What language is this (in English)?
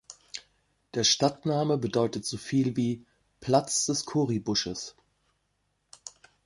German